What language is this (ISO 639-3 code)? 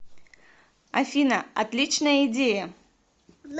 rus